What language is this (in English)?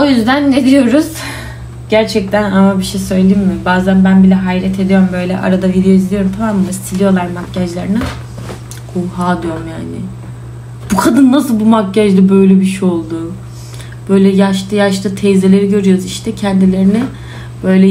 Turkish